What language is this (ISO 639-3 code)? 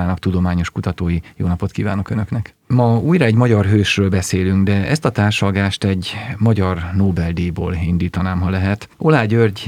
hun